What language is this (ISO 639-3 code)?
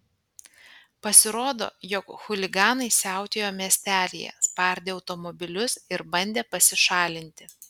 lit